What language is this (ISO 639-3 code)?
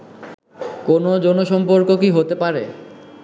ben